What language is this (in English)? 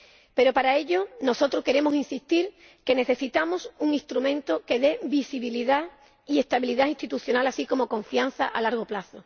Spanish